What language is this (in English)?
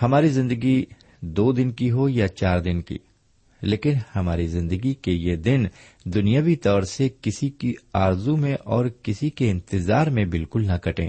Urdu